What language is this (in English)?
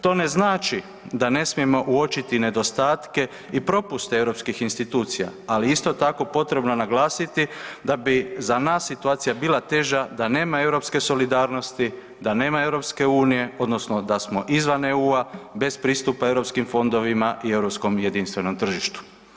Croatian